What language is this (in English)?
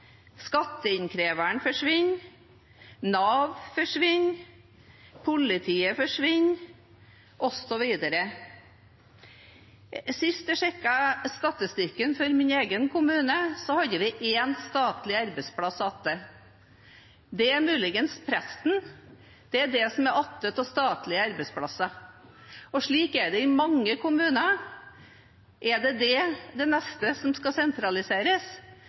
Norwegian Bokmål